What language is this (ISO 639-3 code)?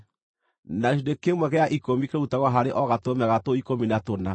kik